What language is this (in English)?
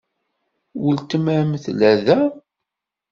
Kabyle